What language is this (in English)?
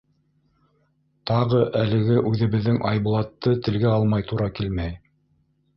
Bashkir